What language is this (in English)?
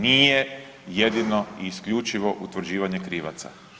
Croatian